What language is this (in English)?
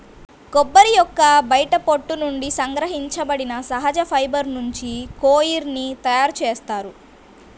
Telugu